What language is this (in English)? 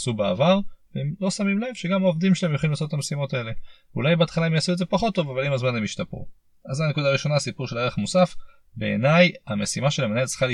Hebrew